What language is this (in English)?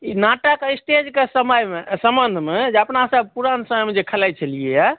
Maithili